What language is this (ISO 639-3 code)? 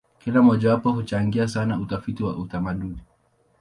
swa